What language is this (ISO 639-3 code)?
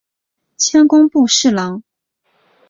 zho